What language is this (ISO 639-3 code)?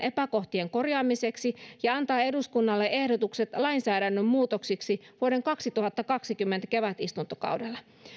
fin